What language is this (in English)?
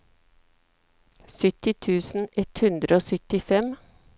Norwegian